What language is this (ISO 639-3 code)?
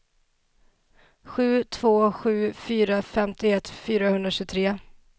swe